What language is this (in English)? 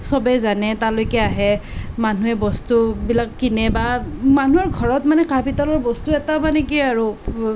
Assamese